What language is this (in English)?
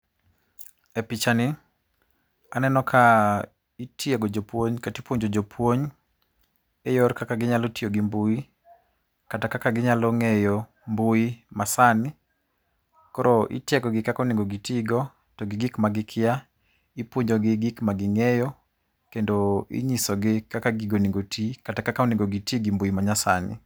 Luo (Kenya and Tanzania)